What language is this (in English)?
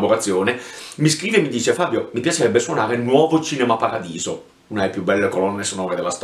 Italian